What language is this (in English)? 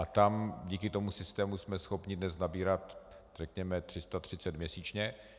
Czech